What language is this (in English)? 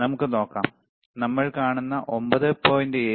Malayalam